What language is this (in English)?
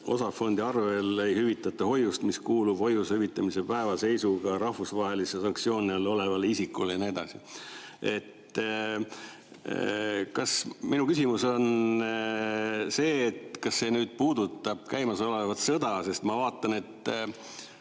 Estonian